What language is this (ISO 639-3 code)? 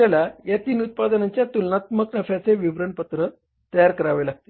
mar